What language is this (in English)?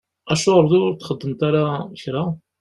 Kabyle